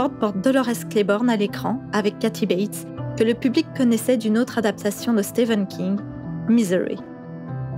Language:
French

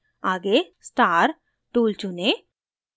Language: Hindi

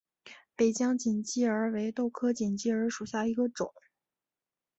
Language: Chinese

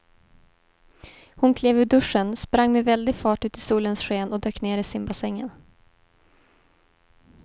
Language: Swedish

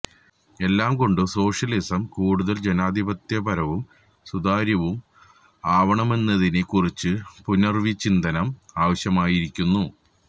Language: Malayalam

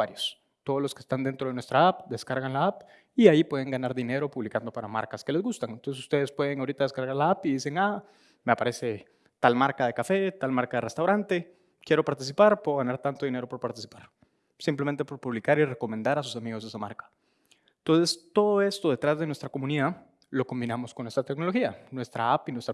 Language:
Spanish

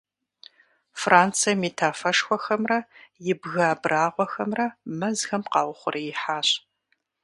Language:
Kabardian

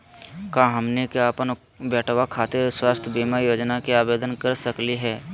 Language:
Magahi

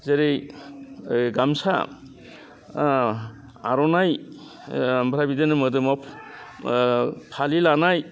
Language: Bodo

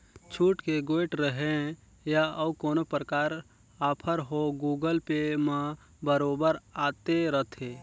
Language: Chhattisgarhi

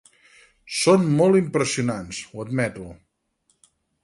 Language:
Catalan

